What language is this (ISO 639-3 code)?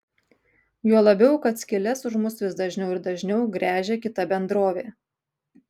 lit